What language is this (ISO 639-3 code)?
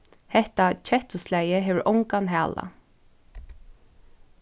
fao